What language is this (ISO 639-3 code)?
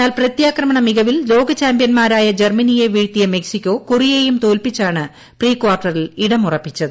mal